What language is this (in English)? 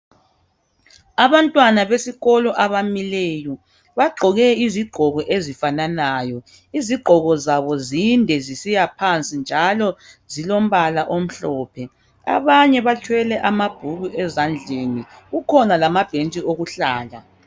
North Ndebele